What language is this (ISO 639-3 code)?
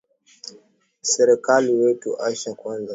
swa